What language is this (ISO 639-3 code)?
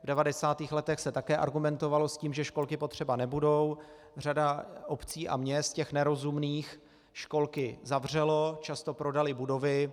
ces